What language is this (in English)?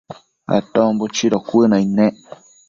Matsés